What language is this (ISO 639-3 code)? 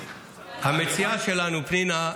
heb